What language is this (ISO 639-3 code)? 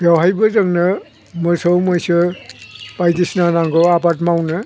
brx